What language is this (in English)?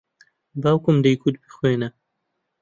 Central Kurdish